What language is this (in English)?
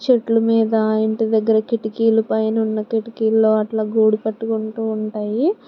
Telugu